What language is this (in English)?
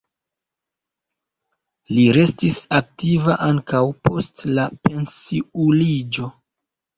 Esperanto